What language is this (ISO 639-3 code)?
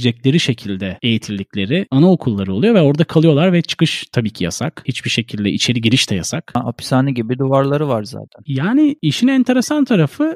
tur